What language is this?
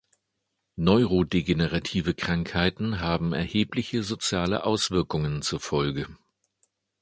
German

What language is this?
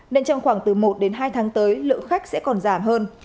Vietnamese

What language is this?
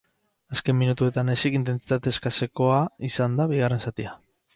Basque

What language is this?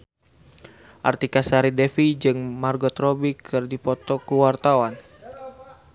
Sundanese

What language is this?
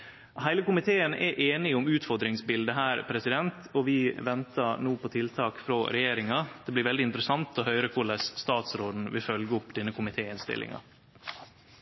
Norwegian Nynorsk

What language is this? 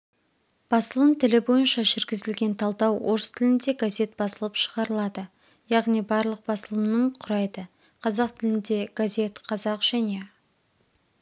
Kazakh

